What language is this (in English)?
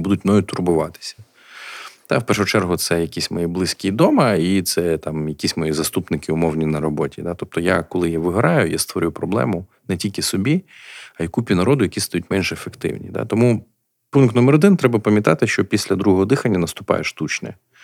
Ukrainian